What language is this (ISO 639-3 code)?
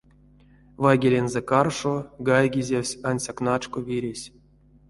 myv